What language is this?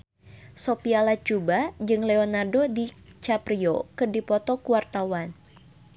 Sundanese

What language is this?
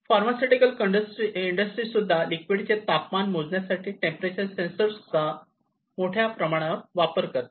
Marathi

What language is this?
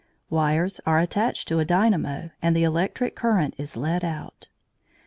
English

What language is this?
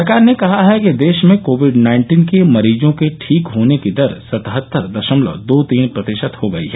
Hindi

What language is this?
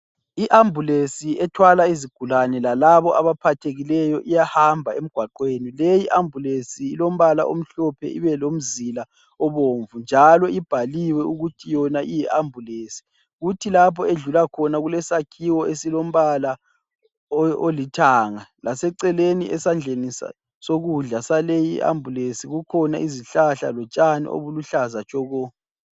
North Ndebele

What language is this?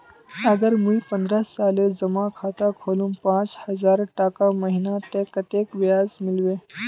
Magahi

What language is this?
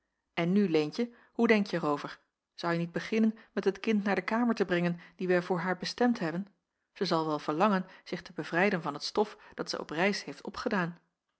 Dutch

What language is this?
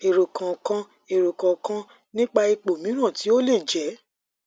Yoruba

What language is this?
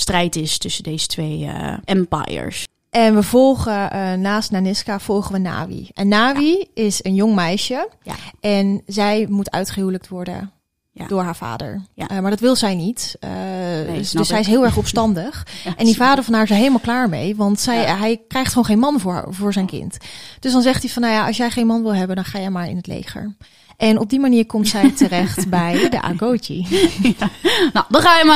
Dutch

